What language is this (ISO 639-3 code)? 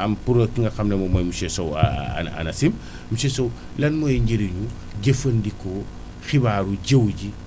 wol